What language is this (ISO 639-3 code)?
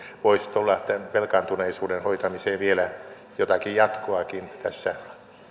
fin